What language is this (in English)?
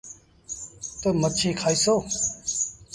Sindhi Bhil